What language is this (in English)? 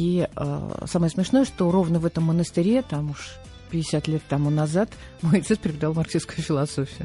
Russian